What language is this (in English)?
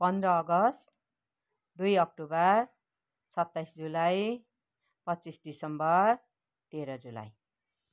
Nepali